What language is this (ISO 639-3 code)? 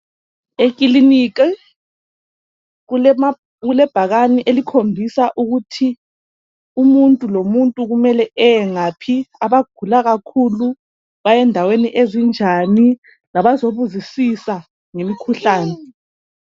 nde